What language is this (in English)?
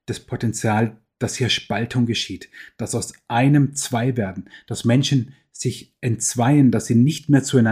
German